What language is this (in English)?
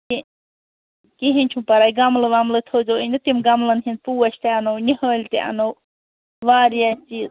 Kashmiri